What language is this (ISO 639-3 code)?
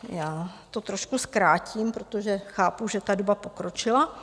ces